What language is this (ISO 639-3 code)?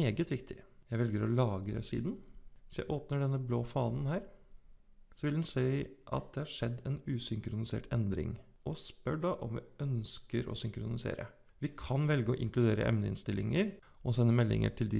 nor